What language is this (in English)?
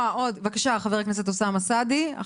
Hebrew